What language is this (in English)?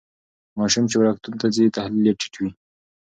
Pashto